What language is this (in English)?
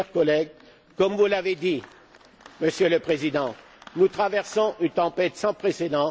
French